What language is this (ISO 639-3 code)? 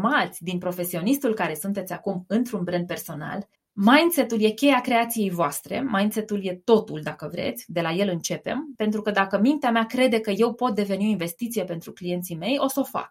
ron